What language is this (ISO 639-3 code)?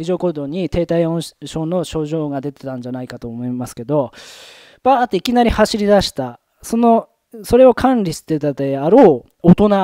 jpn